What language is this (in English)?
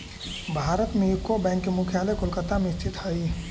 Magahi